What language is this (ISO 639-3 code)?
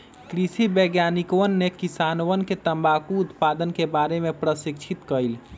mag